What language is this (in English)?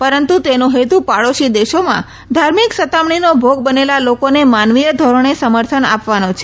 Gujarati